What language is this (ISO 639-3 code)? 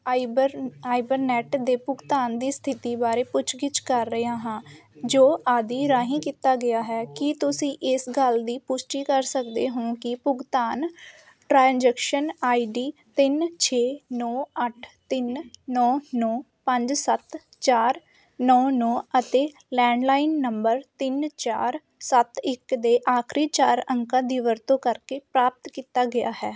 pan